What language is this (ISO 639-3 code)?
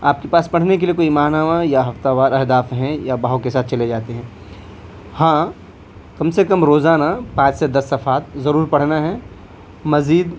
urd